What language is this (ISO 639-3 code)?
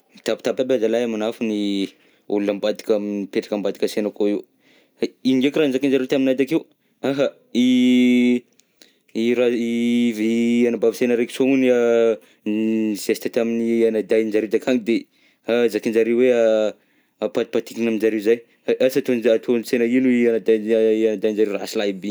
bzc